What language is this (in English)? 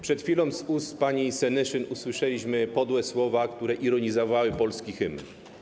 Polish